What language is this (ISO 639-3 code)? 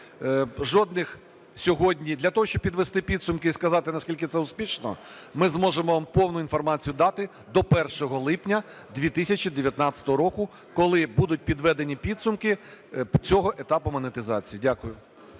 ukr